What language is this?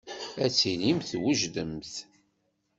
Kabyle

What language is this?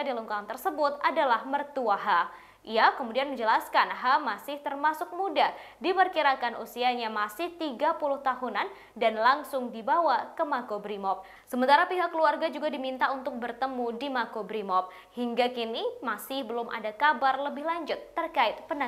Indonesian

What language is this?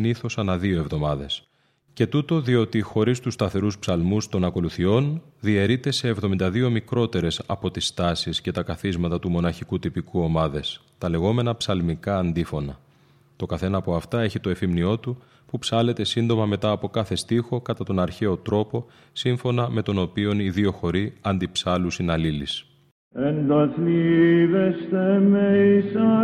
Greek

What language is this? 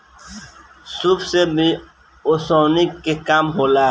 Bhojpuri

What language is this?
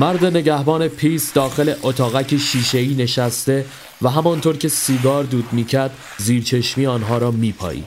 Persian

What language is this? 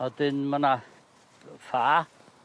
Welsh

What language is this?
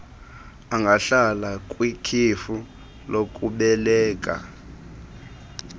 Xhosa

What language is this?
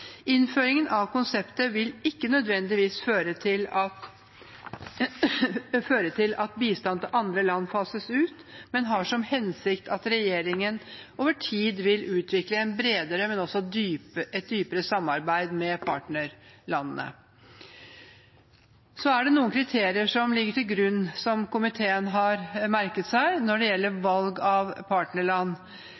Norwegian Bokmål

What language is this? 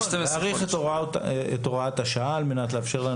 Hebrew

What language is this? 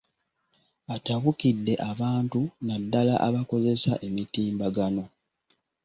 Ganda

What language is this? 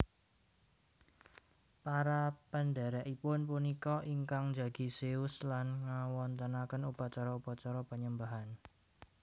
Javanese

